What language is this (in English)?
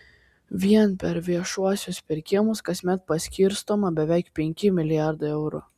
Lithuanian